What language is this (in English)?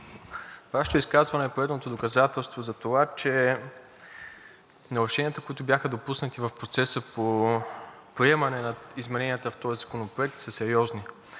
Bulgarian